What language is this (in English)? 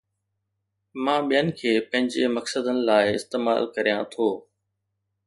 Sindhi